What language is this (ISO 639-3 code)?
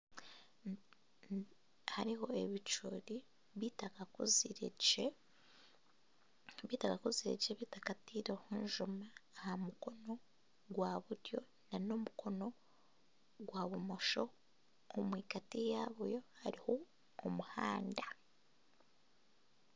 nyn